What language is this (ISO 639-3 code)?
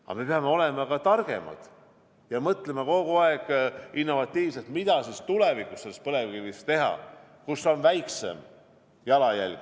est